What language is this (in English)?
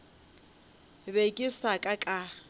Northern Sotho